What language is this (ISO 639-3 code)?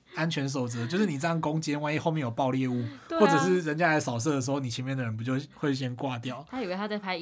zho